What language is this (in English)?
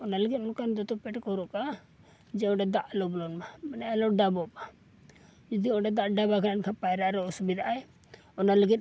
Santali